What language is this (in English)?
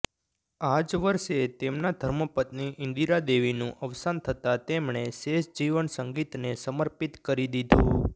Gujarati